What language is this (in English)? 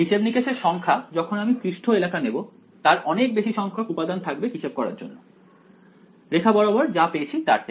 Bangla